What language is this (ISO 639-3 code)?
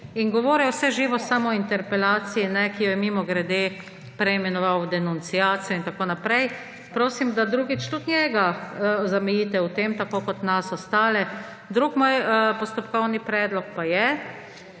slv